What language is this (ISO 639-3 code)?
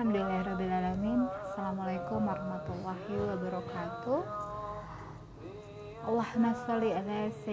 ind